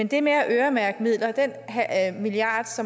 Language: Danish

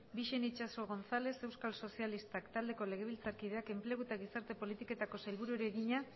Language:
Basque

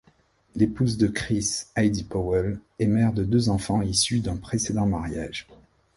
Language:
French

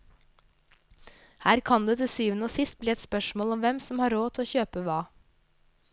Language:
Norwegian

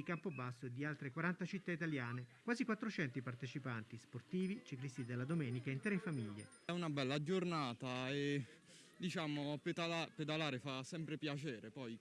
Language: Italian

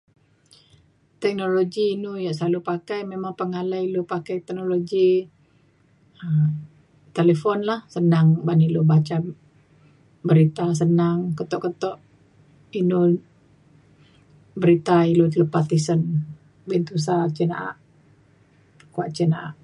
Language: Mainstream Kenyah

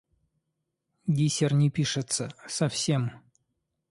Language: Russian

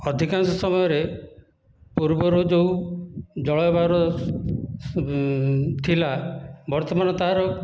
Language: Odia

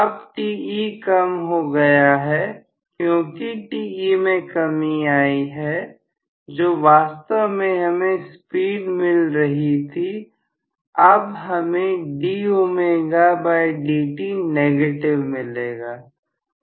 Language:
Hindi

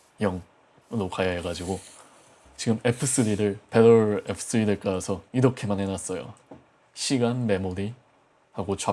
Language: Korean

